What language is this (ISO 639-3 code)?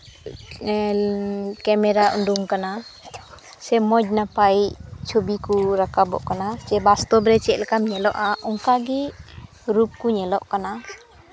sat